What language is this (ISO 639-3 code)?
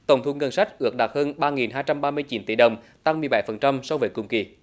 vie